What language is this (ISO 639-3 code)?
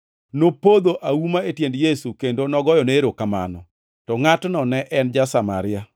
luo